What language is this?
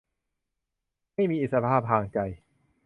Thai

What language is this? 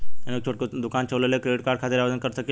Bhojpuri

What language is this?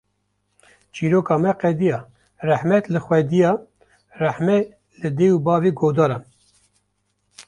Kurdish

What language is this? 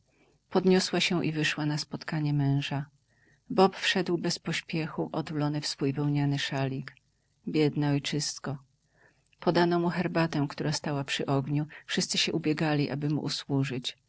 Polish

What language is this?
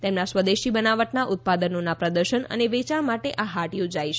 Gujarati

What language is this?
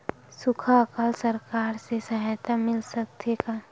Chhattisgarhi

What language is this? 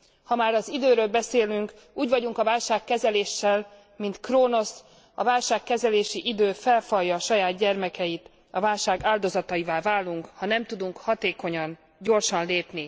Hungarian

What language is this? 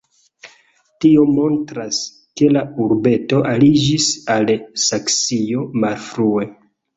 Esperanto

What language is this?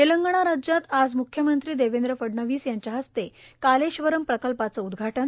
Marathi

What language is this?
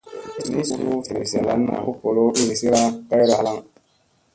Musey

